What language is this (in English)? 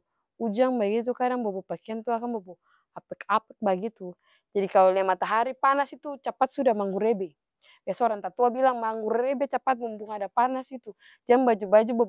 Ambonese Malay